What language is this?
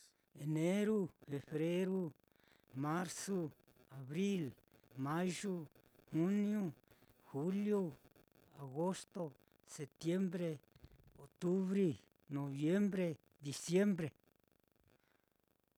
Mitlatongo Mixtec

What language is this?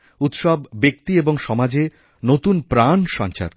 Bangla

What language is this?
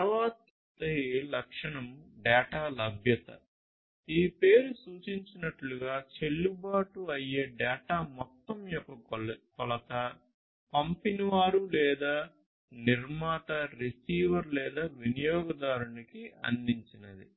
Telugu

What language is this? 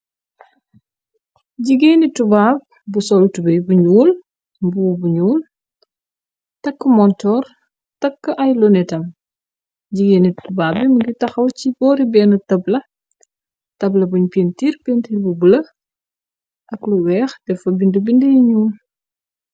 Wolof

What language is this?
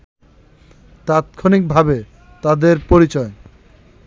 Bangla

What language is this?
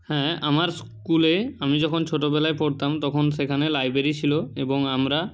Bangla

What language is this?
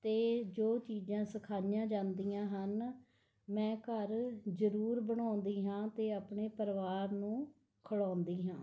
Punjabi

